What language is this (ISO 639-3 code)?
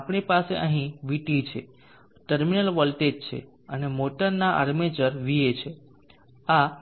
guj